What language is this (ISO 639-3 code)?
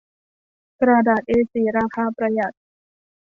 tha